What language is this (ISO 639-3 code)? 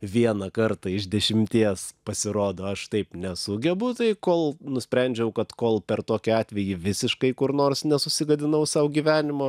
lit